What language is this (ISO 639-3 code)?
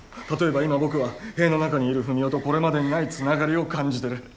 jpn